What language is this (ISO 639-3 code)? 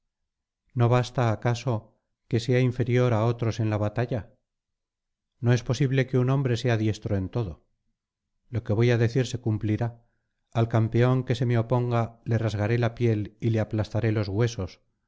spa